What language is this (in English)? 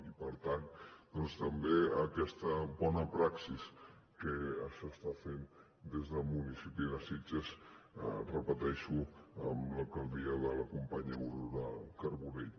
Catalan